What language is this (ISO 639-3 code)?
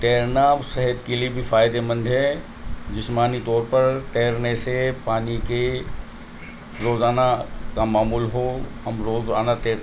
urd